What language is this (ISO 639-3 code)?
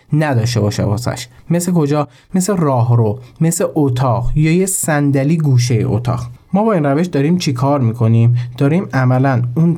fas